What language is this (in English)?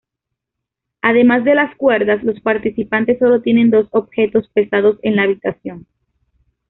Spanish